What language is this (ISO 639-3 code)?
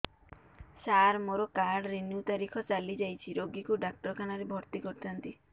ori